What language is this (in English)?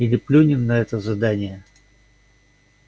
Russian